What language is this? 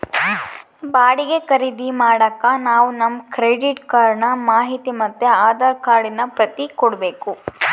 Kannada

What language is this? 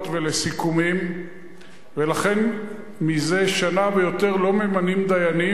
Hebrew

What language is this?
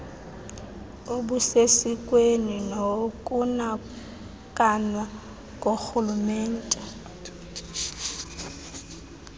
Xhosa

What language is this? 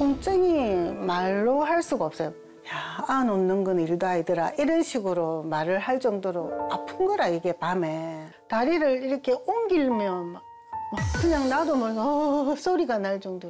Korean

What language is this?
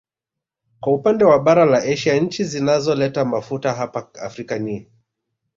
Swahili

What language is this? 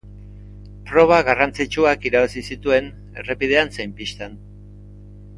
Basque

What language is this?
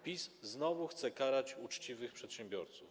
Polish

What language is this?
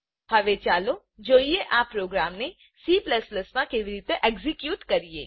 Gujarati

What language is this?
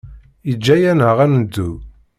Kabyle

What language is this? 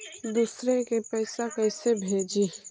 Magahi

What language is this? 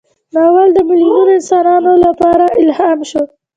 Pashto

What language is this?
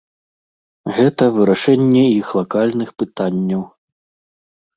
Belarusian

